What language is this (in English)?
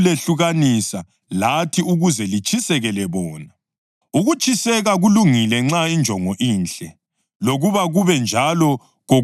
North Ndebele